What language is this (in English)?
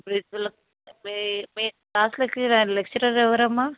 Telugu